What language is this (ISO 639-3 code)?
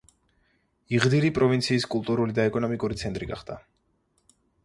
kat